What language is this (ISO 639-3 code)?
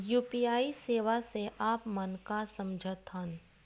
hne